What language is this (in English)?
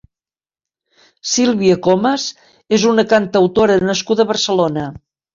Catalan